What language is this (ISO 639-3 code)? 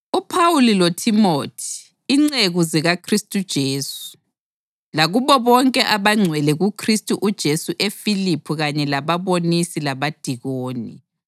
nde